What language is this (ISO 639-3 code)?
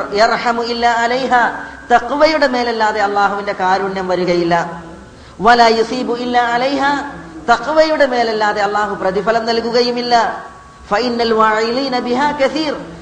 mal